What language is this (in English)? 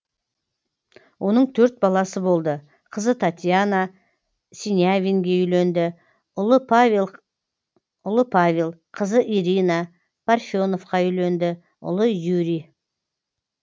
Kazakh